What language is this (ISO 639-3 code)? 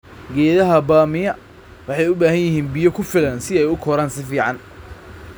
som